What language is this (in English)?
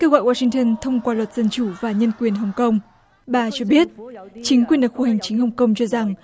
Vietnamese